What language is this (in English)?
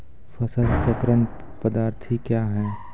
Maithili